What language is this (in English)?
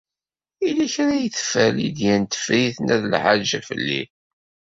Kabyle